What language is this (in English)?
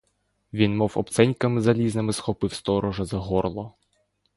Ukrainian